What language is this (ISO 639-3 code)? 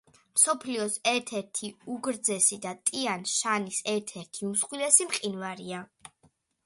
kat